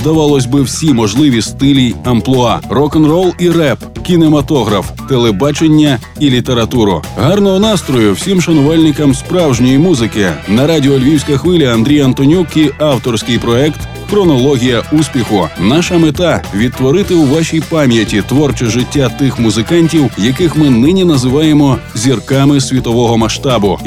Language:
Ukrainian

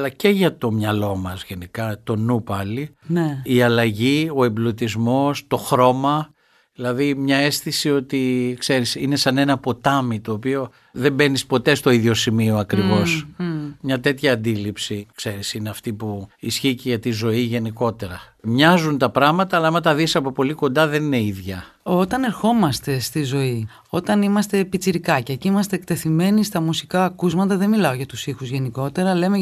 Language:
Greek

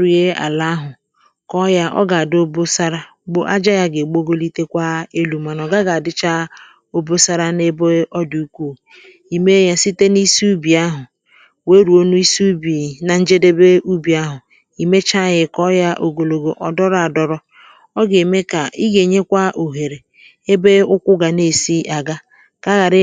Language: Igbo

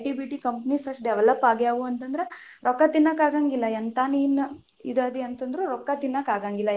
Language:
Kannada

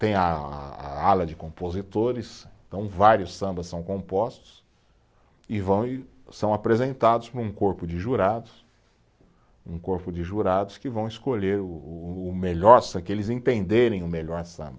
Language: Portuguese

